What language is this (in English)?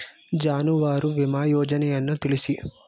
Kannada